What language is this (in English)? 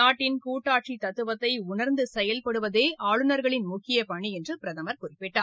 Tamil